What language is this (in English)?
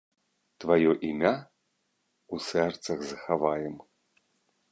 Belarusian